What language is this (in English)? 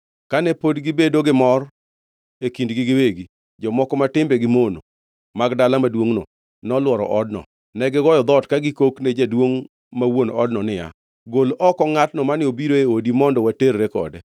Luo (Kenya and Tanzania)